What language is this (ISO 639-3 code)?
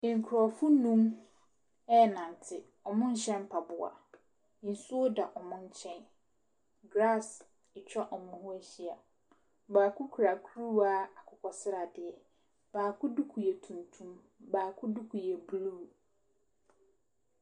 aka